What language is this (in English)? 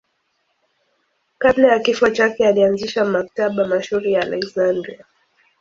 Swahili